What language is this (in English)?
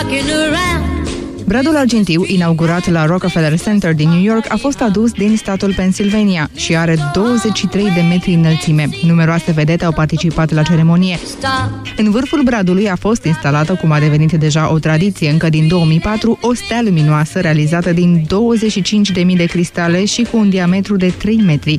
Romanian